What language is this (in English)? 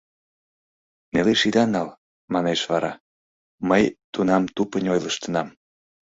Mari